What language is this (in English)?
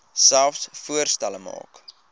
Afrikaans